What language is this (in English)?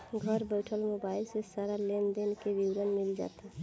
Bhojpuri